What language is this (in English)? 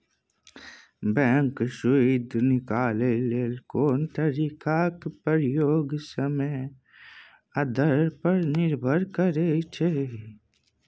Maithili